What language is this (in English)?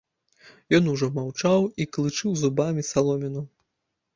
Belarusian